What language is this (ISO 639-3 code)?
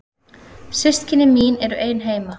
isl